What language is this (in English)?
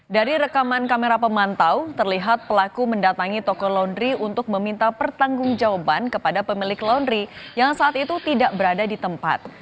Indonesian